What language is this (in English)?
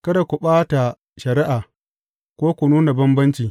Hausa